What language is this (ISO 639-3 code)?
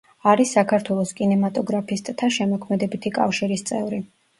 kat